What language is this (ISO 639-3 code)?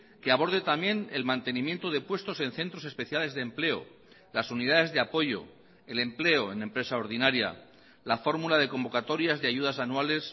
spa